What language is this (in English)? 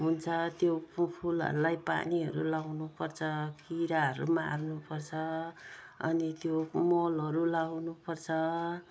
Nepali